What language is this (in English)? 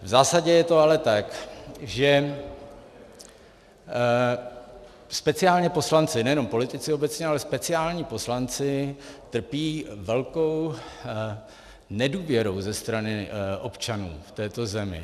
Czech